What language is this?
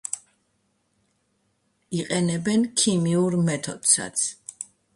Georgian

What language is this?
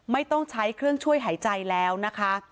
Thai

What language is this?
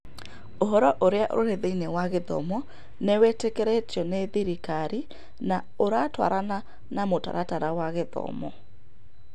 Kikuyu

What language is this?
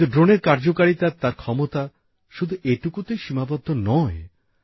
Bangla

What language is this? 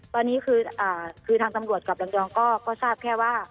Thai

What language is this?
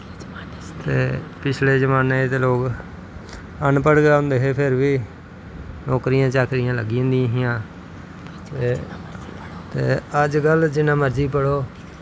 Dogri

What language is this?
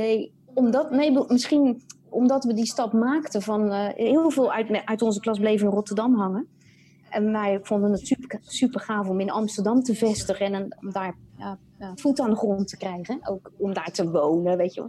Dutch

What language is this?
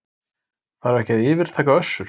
Icelandic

